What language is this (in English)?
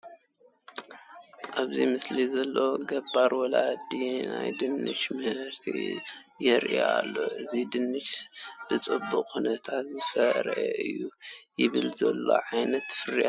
Tigrinya